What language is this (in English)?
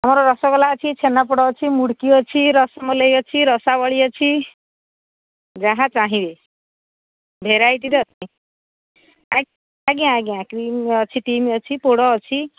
Odia